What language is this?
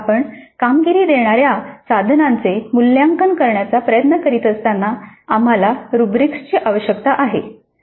Marathi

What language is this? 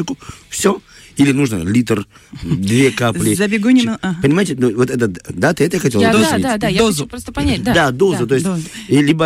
Russian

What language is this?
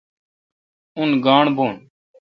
Kalkoti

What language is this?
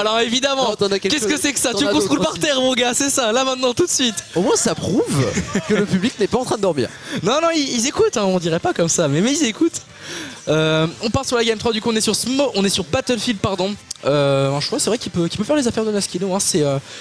French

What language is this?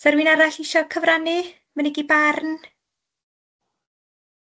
Welsh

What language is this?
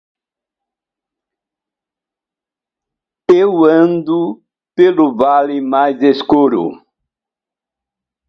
Portuguese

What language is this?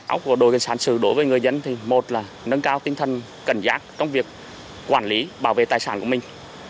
Vietnamese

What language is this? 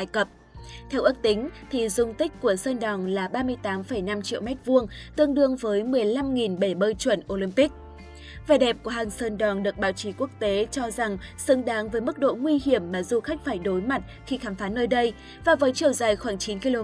Vietnamese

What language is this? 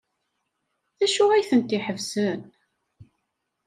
Kabyle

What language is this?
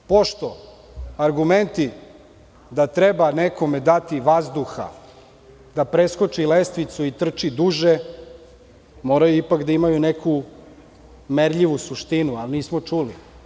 Serbian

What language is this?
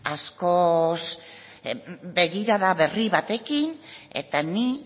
Basque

